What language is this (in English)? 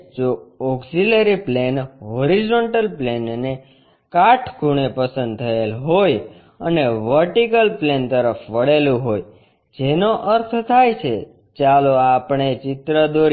Gujarati